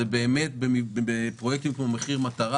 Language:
Hebrew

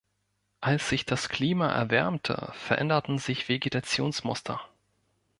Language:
German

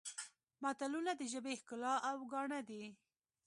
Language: Pashto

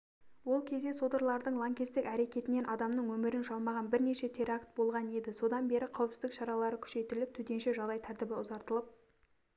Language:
Kazakh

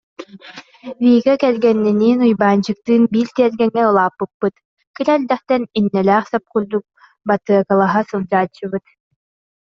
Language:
Yakut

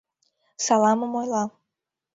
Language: Mari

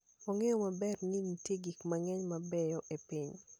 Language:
Luo (Kenya and Tanzania)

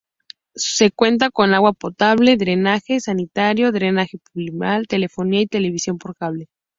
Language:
Spanish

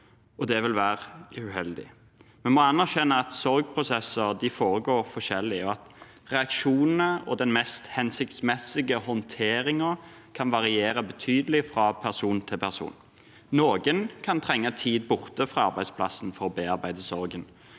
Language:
Norwegian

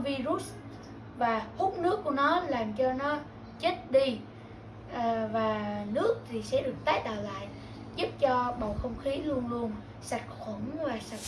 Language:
Vietnamese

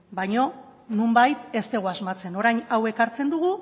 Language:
Basque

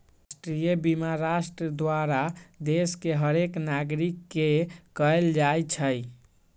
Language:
Magahi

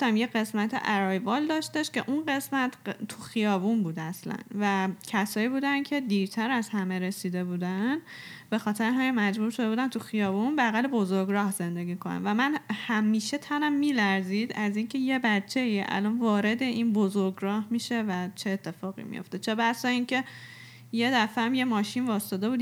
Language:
Persian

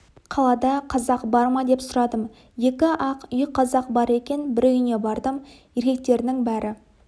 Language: Kazakh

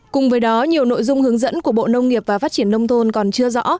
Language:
Vietnamese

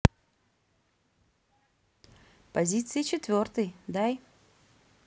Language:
Russian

